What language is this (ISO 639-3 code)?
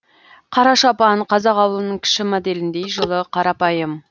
kaz